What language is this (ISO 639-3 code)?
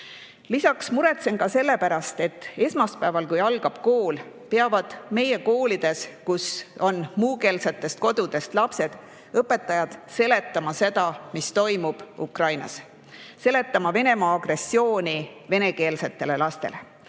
est